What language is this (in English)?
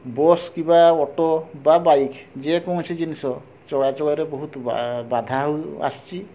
Odia